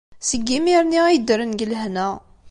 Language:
Kabyle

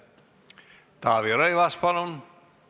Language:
Estonian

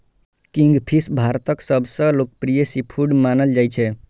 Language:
Maithili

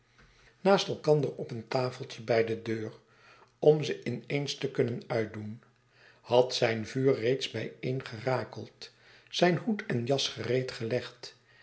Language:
Dutch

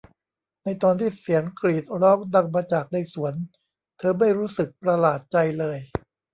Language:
Thai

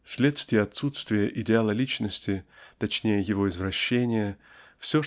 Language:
Russian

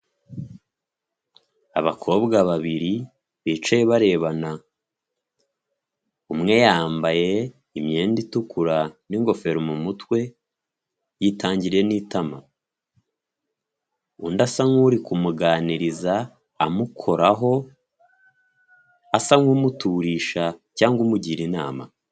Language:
Kinyarwanda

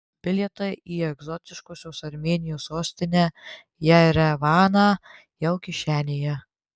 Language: Lithuanian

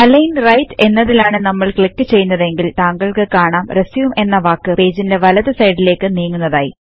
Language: Malayalam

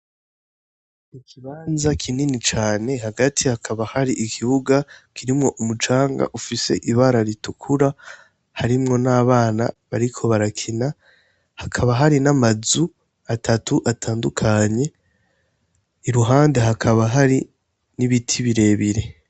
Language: Rundi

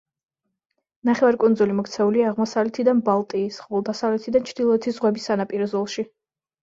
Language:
Georgian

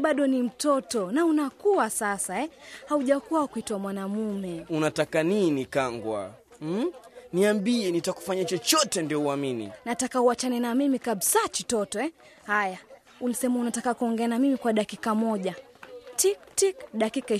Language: Swahili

